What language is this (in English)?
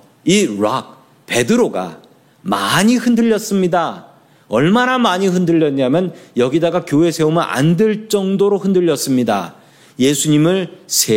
Korean